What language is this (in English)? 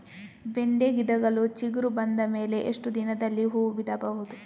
Kannada